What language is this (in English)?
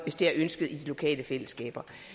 Danish